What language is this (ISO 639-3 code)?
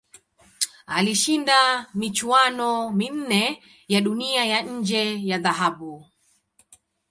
swa